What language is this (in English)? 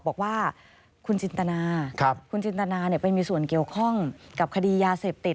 Thai